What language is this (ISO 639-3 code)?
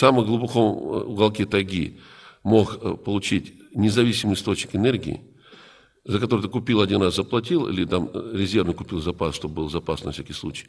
rus